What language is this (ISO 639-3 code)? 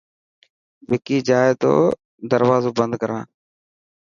mki